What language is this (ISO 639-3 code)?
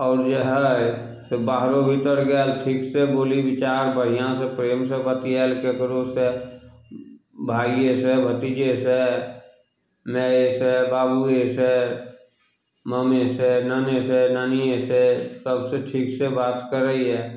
mai